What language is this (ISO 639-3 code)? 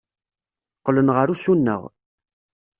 kab